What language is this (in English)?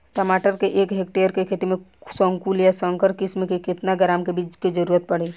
Bhojpuri